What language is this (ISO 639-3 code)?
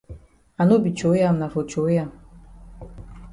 wes